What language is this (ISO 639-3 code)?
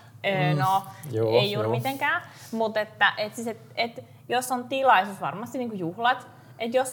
fin